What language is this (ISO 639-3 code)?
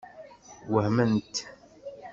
kab